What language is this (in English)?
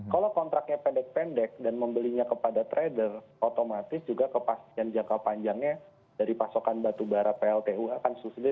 Indonesian